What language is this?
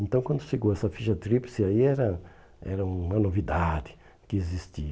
Portuguese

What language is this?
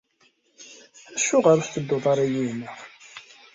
Kabyle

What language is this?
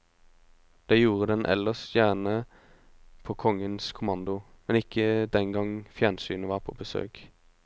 Norwegian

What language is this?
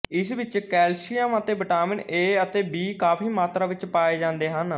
Punjabi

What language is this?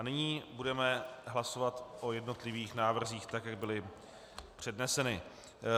Czech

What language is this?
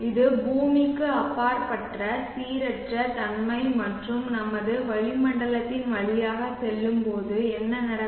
Tamil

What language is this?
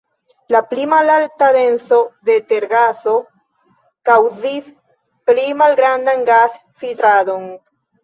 Esperanto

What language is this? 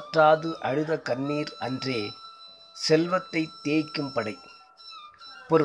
Tamil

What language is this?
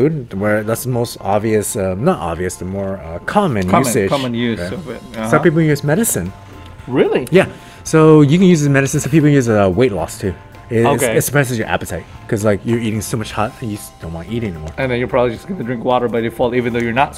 English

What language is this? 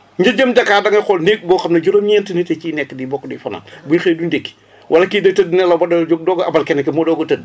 Wolof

